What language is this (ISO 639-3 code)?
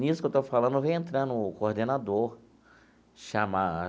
por